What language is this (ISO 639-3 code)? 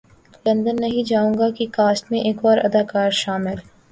urd